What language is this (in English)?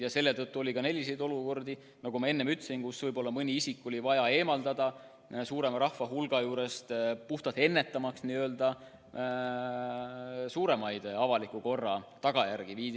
Estonian